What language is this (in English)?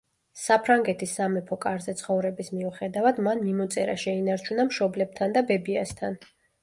Georgian